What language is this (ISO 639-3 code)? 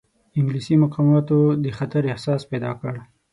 pus